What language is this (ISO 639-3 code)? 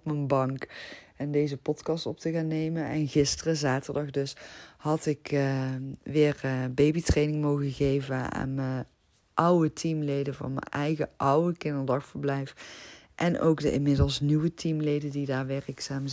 nld